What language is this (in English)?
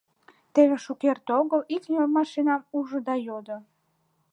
Mari